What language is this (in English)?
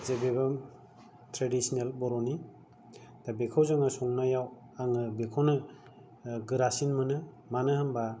Bodo